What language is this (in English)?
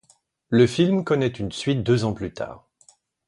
French